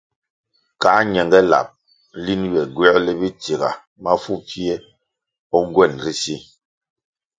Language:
Kwasio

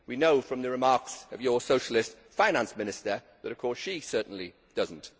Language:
English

